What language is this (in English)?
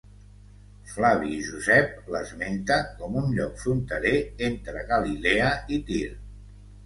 Catalan